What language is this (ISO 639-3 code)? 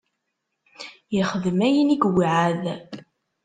kab